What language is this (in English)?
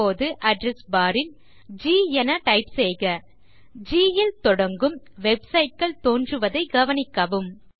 Tamil